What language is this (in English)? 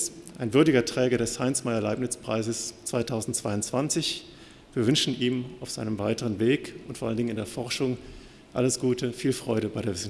German